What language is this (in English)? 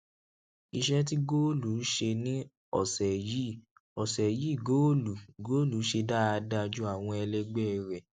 Yoruba